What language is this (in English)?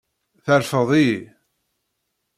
Kabyle